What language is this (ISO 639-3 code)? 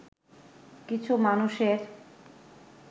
ben